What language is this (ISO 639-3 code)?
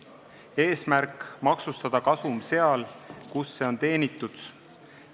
est